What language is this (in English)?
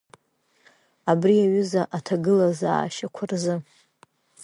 Abkhazian